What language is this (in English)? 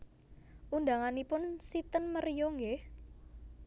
Javanese